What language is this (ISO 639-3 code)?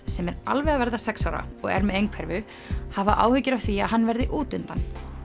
isl